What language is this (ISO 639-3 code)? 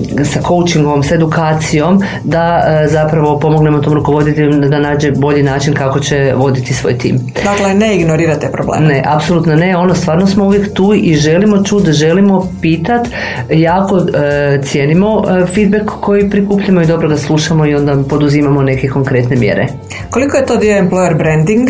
hrv